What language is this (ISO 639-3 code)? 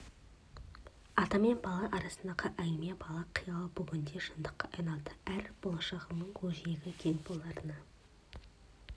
kaz